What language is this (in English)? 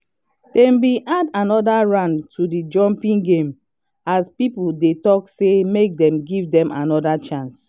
Nigerian Pidgin